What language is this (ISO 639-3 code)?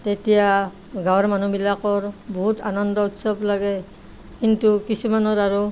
asm